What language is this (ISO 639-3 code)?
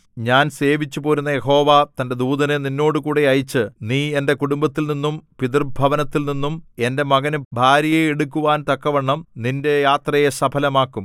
mal